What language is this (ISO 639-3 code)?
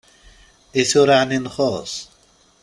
kab